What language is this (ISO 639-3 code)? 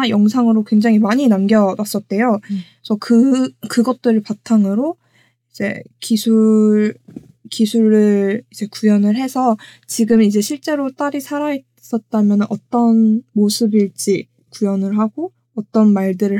kor